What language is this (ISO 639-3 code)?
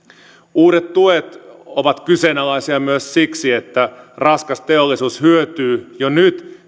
fin